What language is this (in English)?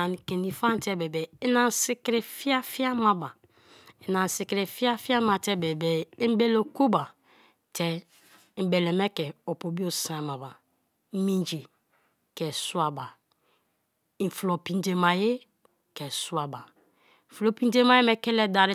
Kalabari